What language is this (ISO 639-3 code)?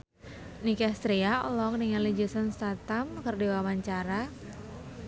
sun